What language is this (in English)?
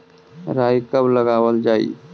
Magahi